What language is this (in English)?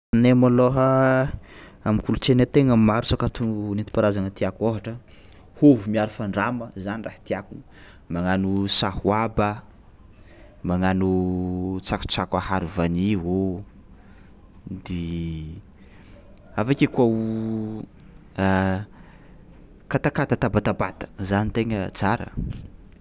Tsimihety Malagasy